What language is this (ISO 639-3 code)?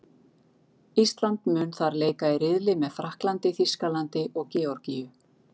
isl